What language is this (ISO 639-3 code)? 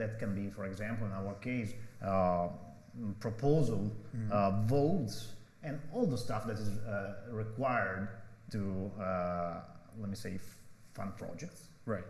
eng